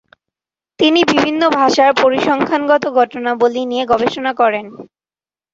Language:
Bangla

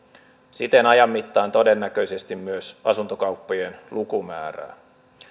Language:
Finnish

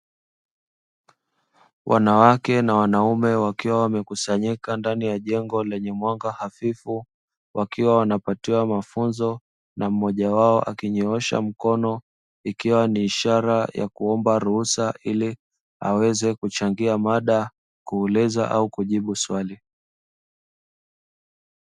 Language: Swahili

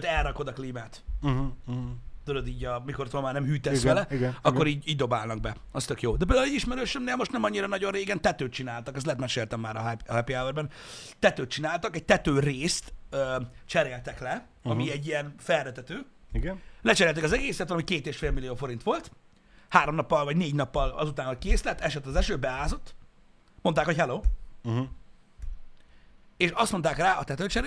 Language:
Hungarian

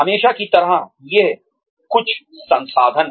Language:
Hindi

